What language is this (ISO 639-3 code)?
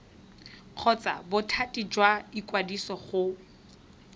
tsn